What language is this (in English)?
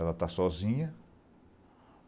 Portuguese